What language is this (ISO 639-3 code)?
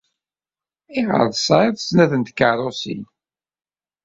kab